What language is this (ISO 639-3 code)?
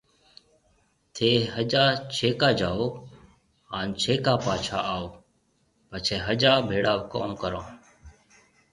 mve